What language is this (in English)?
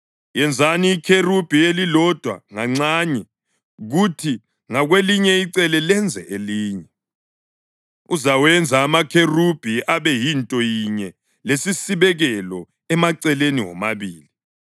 North Ndebele